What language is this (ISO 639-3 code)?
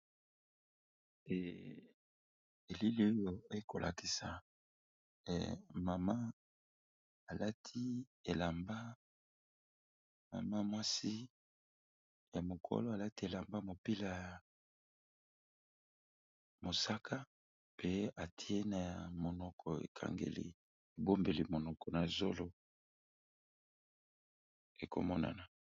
lin